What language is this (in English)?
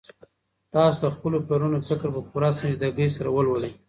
Pashto